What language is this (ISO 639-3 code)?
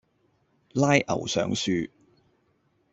yue